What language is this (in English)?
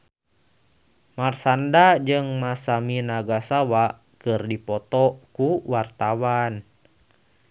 Sundanese